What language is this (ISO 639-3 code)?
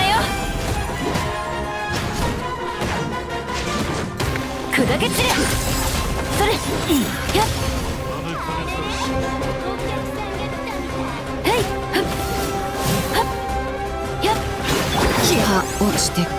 jpn